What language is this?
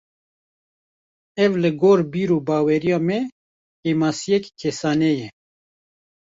Kurdish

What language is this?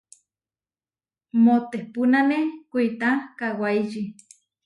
Huarijio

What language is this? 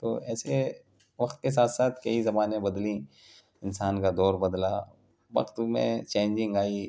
Urdu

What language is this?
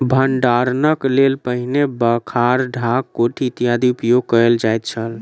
Maithili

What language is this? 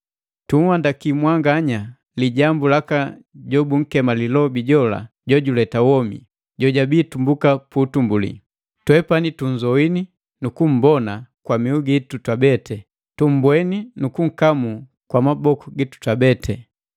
Matengo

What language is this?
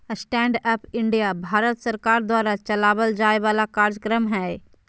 Magahi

